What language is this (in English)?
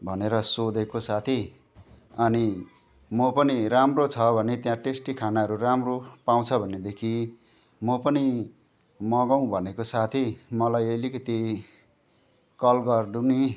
Nepali